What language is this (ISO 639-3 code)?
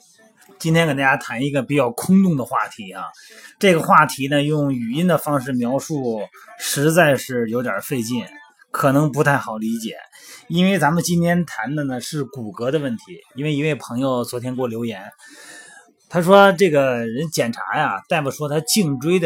zho